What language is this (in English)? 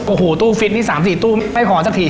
Thai